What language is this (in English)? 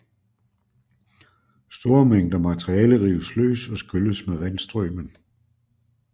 Danish